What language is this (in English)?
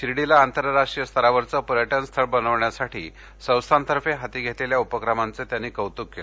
Marathi